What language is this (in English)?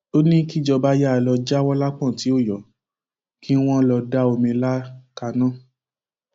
Yoruba